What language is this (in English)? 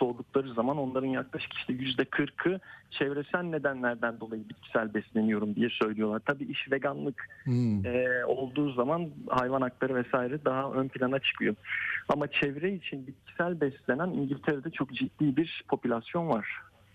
Turkish